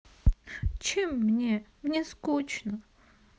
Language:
Russian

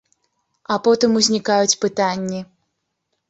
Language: Belarusian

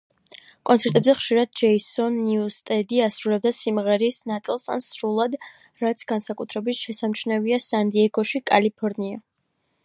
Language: Georgian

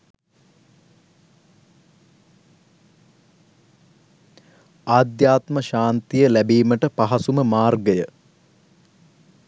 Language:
Sinhala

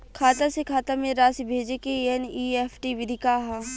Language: Bhojpuri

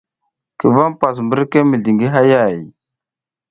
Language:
South Giziga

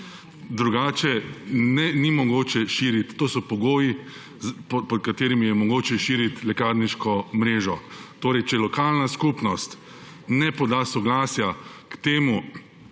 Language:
Slovenian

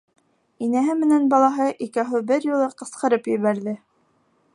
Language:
Bashkir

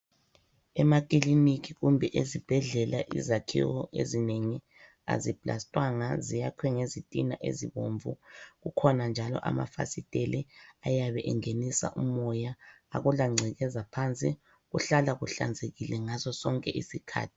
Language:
North Ndebele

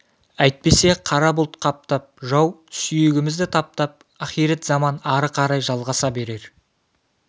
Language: Kazakh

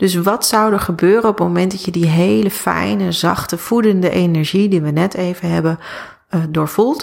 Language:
Dutch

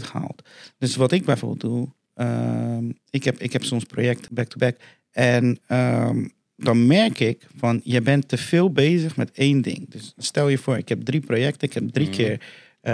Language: Dutch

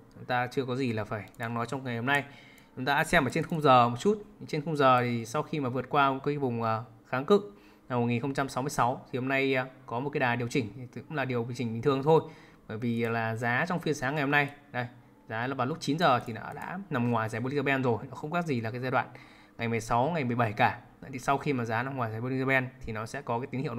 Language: Vietnamese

